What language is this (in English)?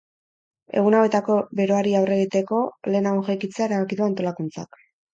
Basque